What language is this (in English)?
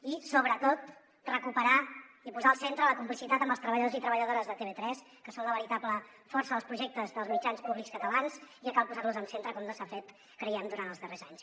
Catalan